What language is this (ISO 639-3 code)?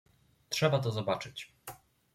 pol